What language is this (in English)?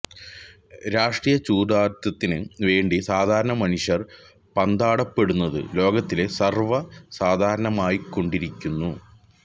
Malayalam